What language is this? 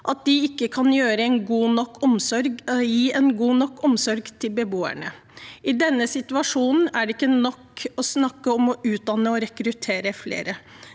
Norwegian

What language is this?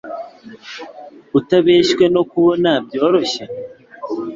Kinyarwanda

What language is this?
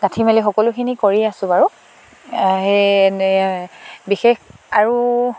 Assamese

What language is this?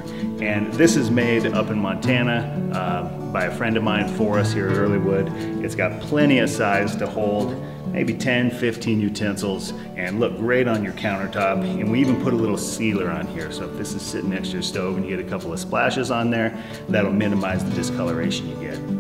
English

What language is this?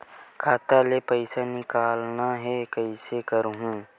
Chhattisgarhi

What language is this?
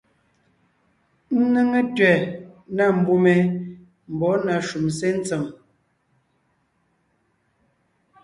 Ngiemboon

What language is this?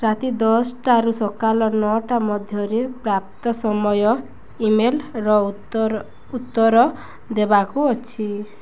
Odia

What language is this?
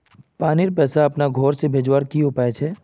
Magahi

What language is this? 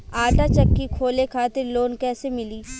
Bhojpuri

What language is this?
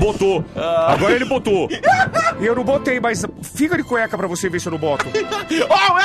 Portuguese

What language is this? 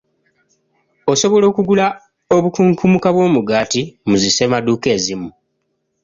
Ganda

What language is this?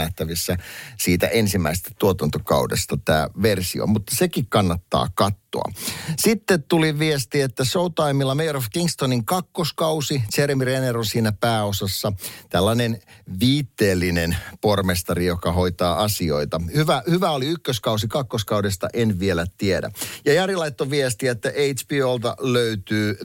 Finnish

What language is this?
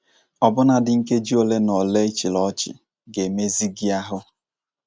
Igbo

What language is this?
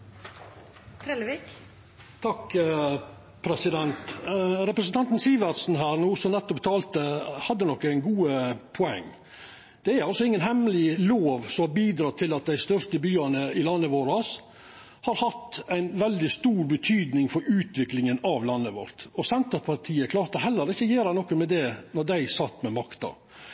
Norwegian Nynorsk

